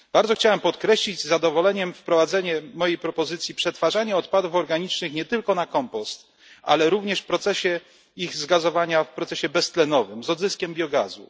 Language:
Polish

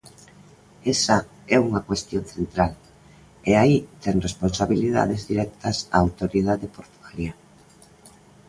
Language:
Galician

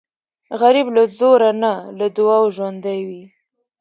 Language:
Pashto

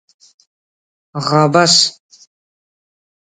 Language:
Brahui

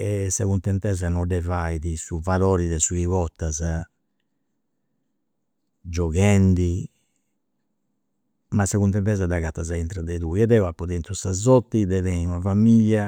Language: Campidanese Sardinian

